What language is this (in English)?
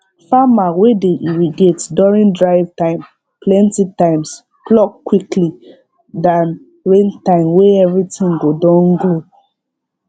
Nigerian Pidgin